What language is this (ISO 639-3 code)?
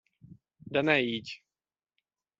hun